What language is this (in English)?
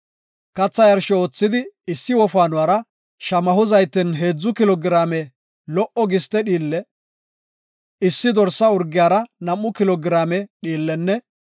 Gofa